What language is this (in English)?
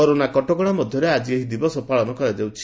Odia